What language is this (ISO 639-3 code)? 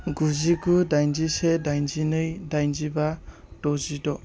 brx